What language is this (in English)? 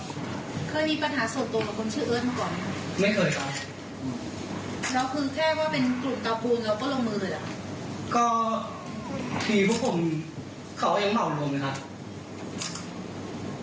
Thai